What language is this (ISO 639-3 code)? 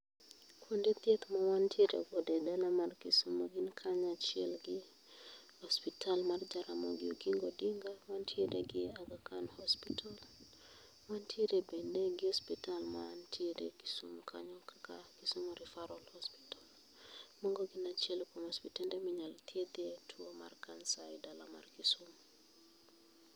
luo